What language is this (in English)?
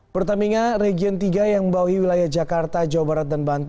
Indonesian